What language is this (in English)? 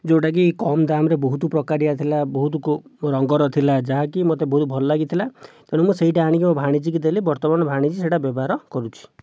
Odia